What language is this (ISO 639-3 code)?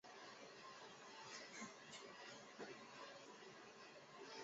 zho